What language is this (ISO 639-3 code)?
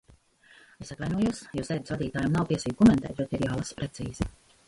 lav